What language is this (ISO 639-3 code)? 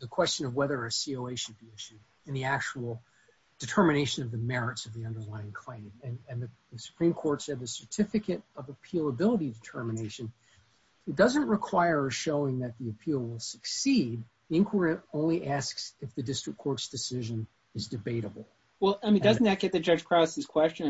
eng